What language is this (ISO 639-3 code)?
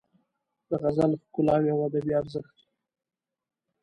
pus